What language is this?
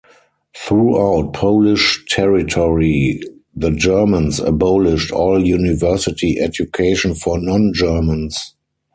English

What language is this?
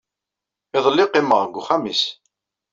Kabyle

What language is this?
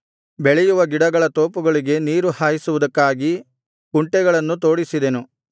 Kannada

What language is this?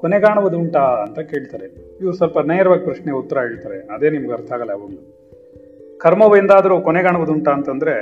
Kannada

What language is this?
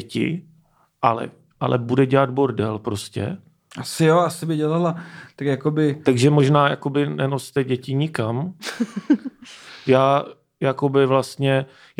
Czech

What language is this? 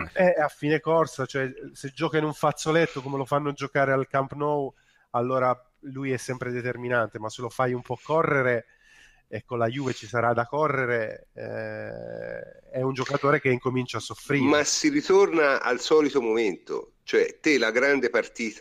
Italian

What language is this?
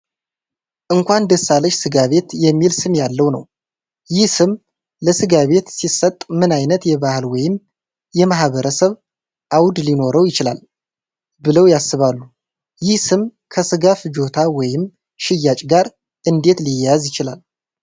Amharic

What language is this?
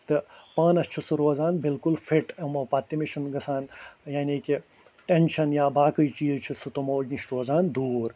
Kashmiri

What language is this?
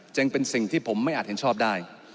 Thai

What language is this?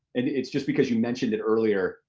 English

